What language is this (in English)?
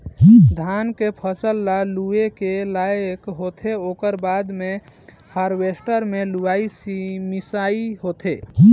Chhattisgarhi